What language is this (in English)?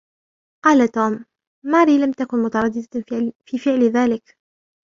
Arabic